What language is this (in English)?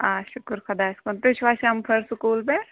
Kashmiri